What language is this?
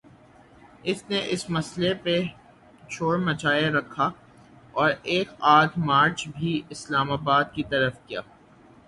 Urdu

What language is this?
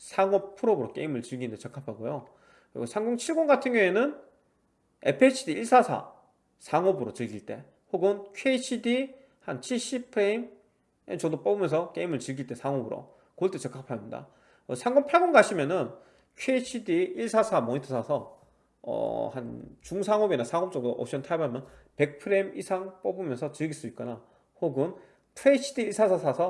Korean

